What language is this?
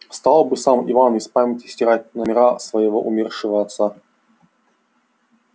Russian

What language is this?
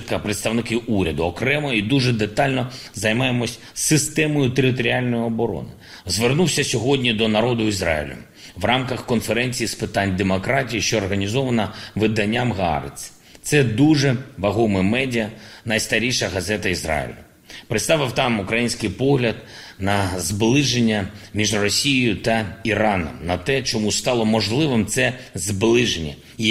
Ukrainian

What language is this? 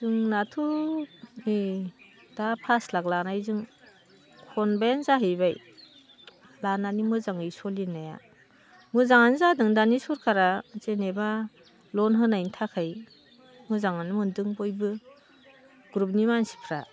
Bodo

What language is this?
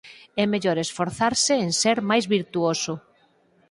Galician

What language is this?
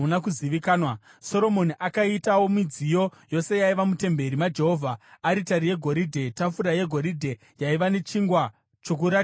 Shona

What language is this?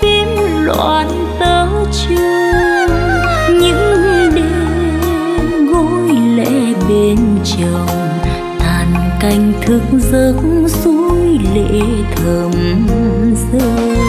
Vietnamese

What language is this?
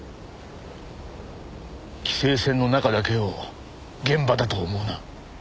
Japanese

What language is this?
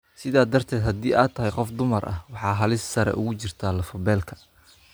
Somali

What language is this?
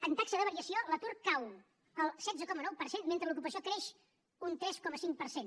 Catalan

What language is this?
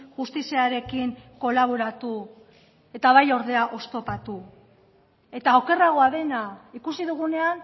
Basque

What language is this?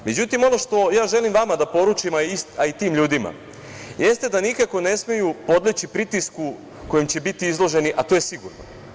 Serbian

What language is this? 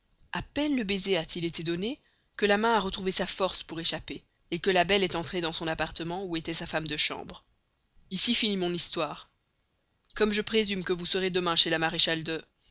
French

